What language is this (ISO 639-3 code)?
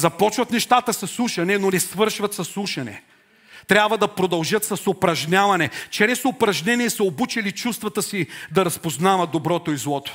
bul